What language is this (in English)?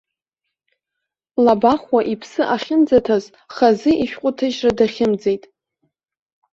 Abkhazian